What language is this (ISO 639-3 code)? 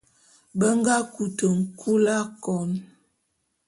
bum